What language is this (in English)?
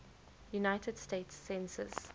English